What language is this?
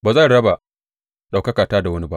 Hausa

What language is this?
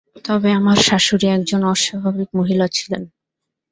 Bangla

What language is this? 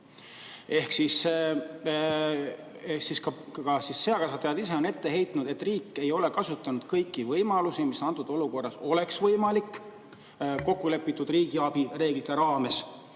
Estonian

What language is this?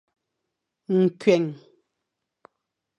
Fang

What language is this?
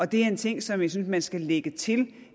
Danish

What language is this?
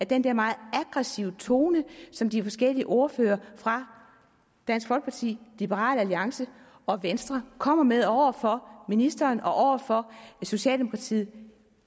Danish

